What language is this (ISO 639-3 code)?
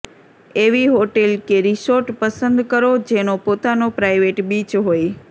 guj